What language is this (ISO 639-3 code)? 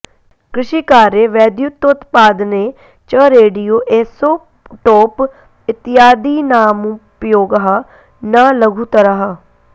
san